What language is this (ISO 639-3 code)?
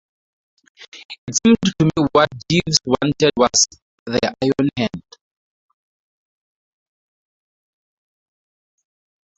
eng